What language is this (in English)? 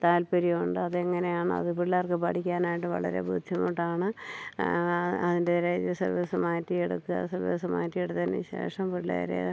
Malayalam